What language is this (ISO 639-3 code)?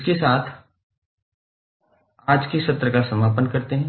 hin